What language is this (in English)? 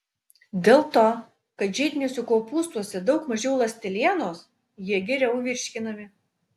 Lithuanian